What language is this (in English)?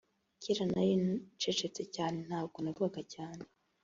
Kinyarwanda